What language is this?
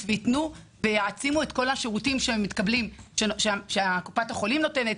Hebrew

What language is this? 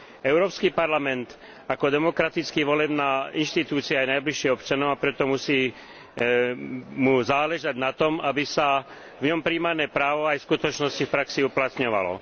Slovak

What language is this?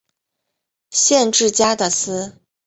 Chinese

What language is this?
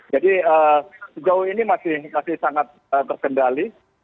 Indonesian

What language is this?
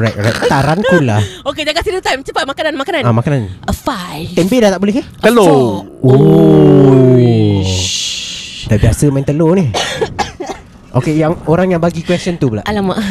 Malay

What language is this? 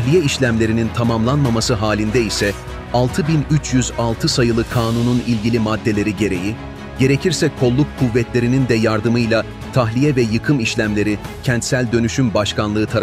Turkish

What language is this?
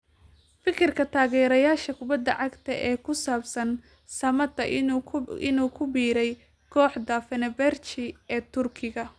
Somali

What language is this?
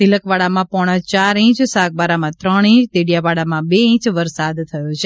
Gujarati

